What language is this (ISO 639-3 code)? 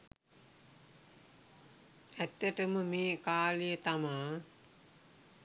sin